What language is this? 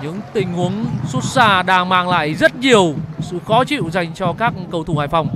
Vietnamese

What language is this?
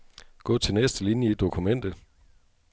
Danish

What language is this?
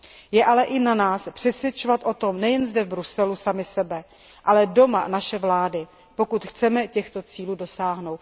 Czech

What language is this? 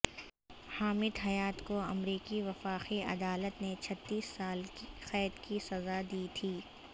Urdu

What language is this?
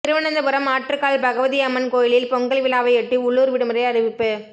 Tamil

